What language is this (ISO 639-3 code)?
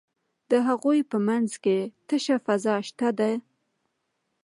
pus